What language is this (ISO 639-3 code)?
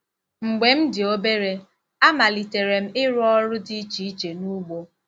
ibo